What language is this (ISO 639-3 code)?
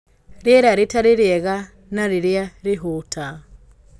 kik